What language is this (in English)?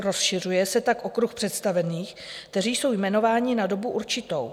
Czech